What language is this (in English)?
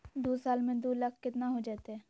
Magahi